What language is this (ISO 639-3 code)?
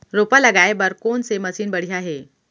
hne